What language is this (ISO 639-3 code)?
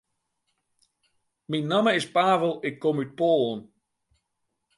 fry